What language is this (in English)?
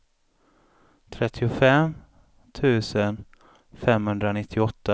Swedish